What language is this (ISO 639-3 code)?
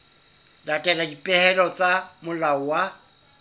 sot